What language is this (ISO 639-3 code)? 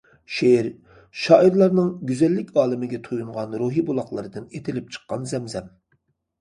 uig